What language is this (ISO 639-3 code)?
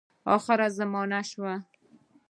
pus